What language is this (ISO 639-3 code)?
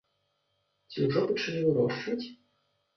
bel